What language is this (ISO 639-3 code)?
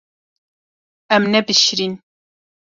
kur